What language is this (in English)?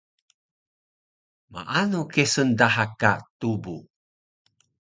Taroko